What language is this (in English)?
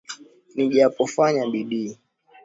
Swahili